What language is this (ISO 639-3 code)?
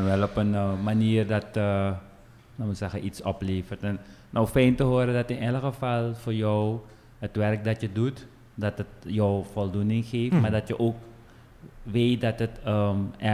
nld